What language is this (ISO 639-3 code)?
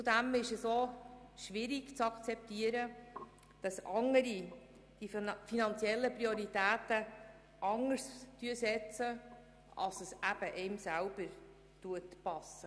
gsw